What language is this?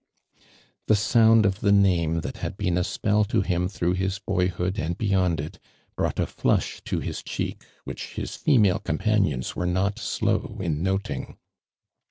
English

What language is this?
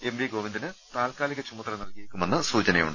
Malayalam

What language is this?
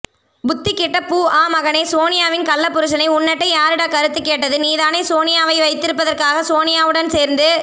Tamil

